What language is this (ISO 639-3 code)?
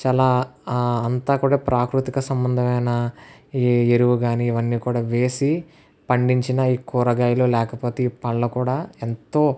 tel